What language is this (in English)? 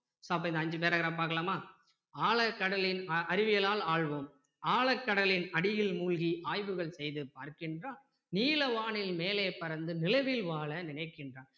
Tamil